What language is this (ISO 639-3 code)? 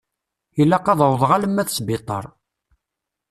kab